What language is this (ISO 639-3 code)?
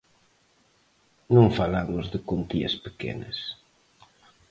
glg